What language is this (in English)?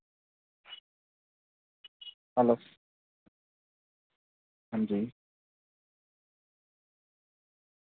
Dogri